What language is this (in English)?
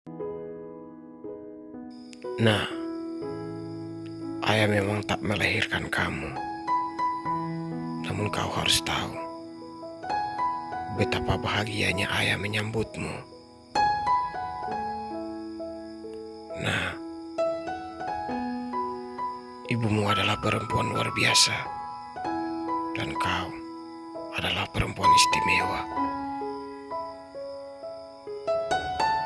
Indonesian